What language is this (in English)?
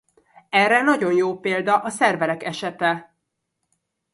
Hungarian